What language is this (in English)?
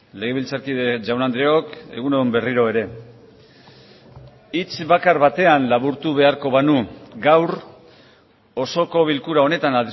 Basque